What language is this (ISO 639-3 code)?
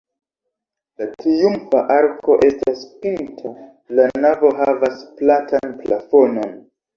epo